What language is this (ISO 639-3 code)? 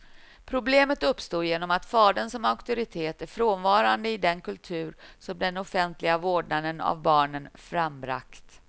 swe